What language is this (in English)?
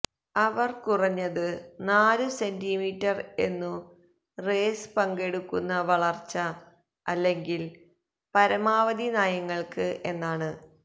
Malayalam